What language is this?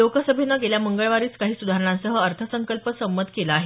Marathi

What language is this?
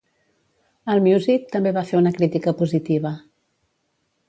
Catalan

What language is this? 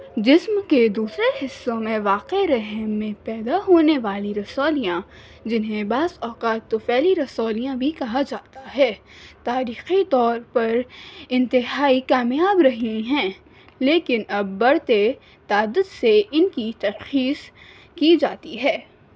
Urdu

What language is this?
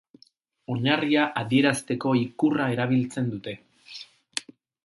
Basque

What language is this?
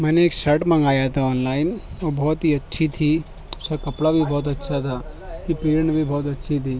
Urdu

